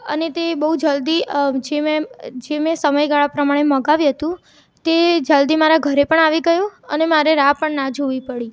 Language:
Gujarati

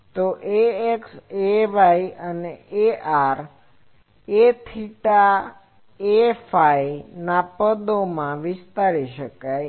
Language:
Gujarati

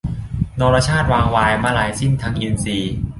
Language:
Thai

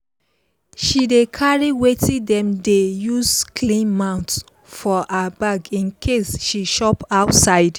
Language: Nigerian Pidgin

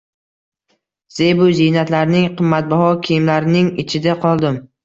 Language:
Uzbek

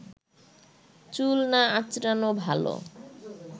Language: Bangla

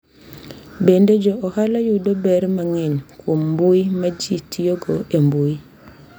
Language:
Luo (Kenya and Tanzania)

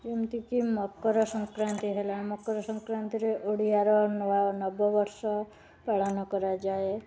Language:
Odia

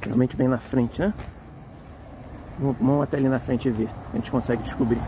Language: Portuguese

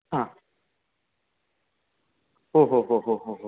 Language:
Sanskrit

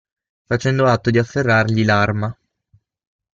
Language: Italian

